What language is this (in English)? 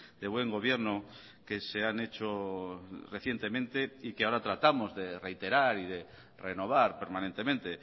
Spanish